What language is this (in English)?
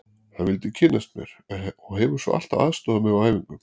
Icelandic